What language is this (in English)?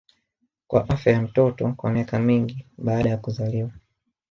Swahili